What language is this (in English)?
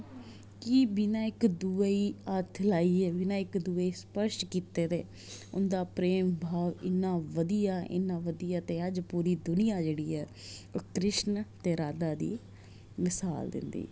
Dogri